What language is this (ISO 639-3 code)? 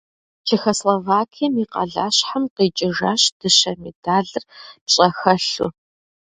kbd